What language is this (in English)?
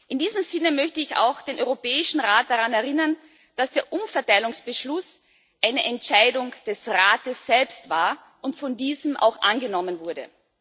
German